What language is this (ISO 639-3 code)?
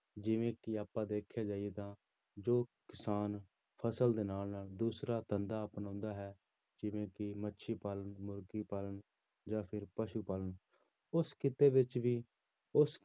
pan